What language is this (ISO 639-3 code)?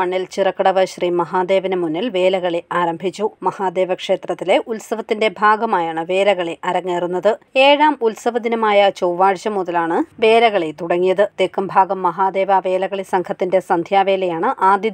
mal